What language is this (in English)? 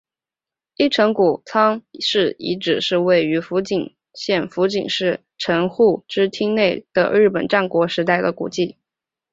Chinese